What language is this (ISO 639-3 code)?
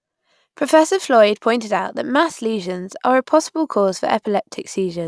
eng